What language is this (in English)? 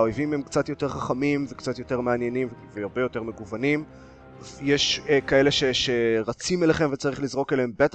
Hebrew